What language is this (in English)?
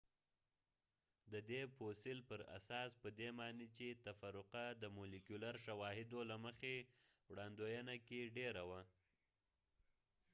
Pashto